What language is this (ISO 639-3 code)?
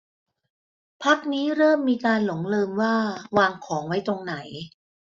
tha